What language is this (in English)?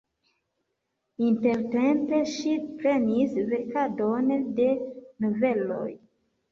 Esperanto